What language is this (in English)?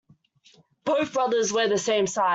English